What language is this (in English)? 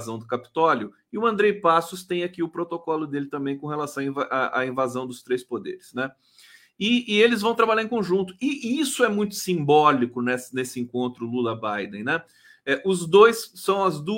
Portuguese